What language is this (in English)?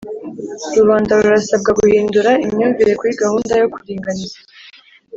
Kinyarwanda